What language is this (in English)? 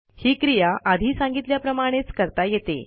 Marathi